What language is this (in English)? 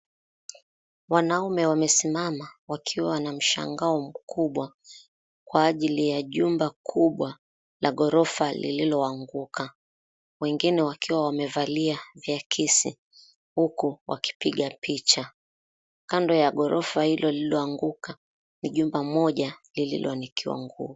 Swahili